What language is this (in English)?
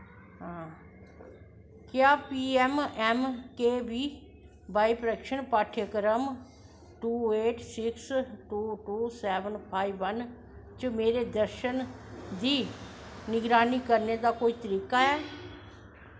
Dogri